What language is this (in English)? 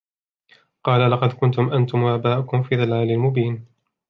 Arabic